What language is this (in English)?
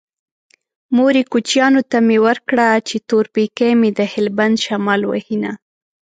Pashto